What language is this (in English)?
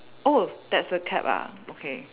English